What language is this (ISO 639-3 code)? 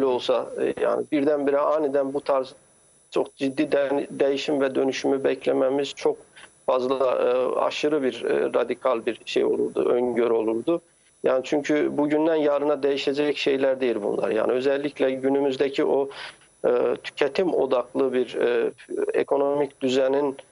tur